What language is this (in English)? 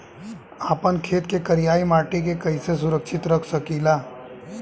Bhojpuri